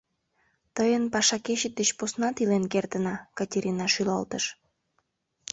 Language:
Mari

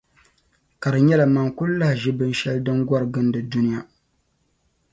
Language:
Dagbani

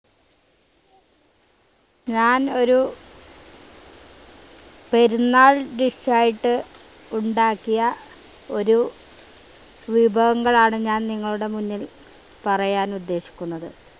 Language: Malayalam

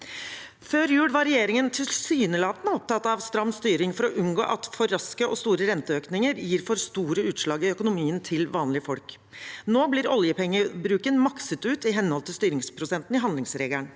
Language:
Norwegian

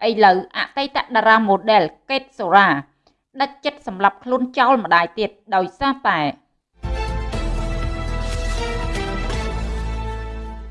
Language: Vietnamese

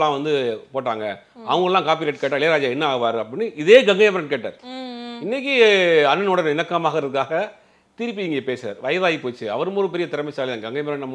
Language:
Korean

